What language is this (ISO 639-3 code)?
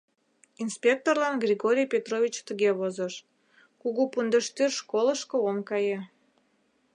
chm